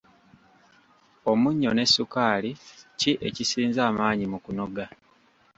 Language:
Ganda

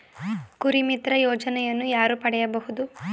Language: Kannada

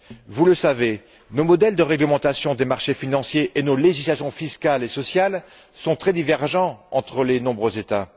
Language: French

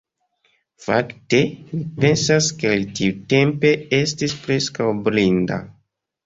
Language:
Esperanto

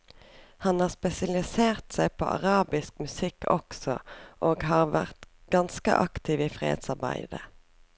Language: Norwegian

